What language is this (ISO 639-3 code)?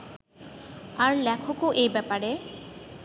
ben